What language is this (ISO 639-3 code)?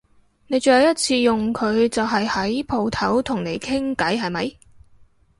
yue